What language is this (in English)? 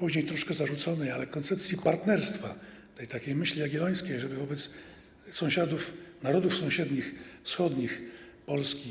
Polish